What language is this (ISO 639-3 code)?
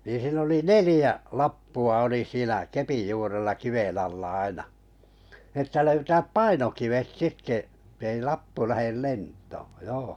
fin